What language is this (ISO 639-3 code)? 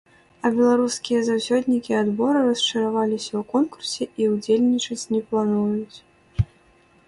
bel